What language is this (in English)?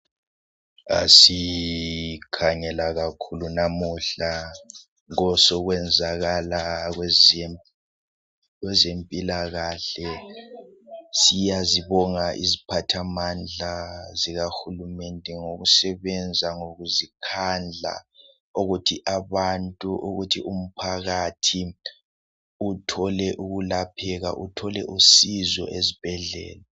North Ndebele